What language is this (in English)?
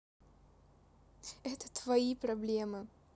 Russian